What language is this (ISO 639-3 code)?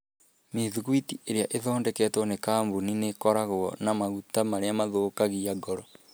kik